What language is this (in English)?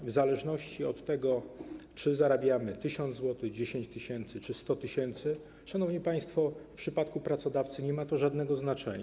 Polish